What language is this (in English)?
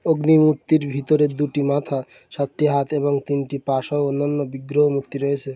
Bangla